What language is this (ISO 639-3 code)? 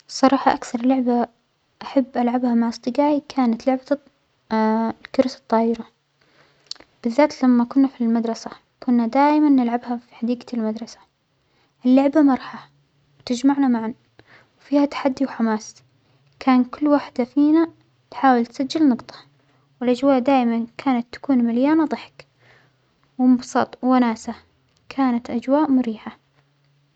acx